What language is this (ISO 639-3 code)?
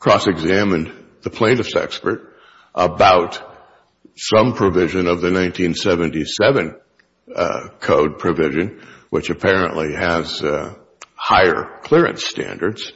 eng